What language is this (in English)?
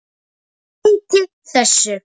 Icelandic